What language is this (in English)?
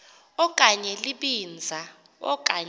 Xhosa